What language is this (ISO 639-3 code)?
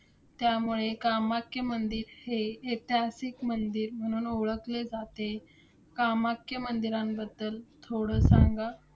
mar